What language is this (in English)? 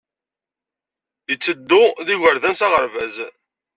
Kabyle